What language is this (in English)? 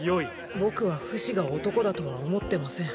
Japanese